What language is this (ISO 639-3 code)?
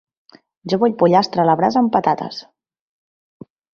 cat